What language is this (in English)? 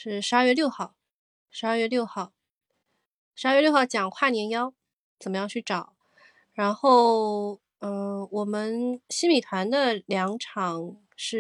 Chinese